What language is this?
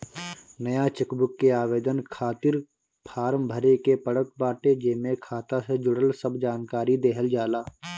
Bhojpuri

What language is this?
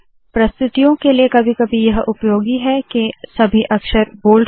Hindi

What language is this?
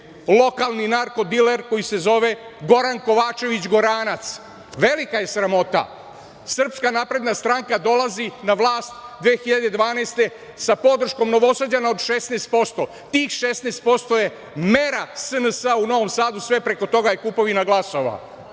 Serbian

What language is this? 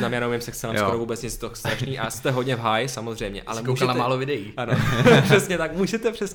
Czech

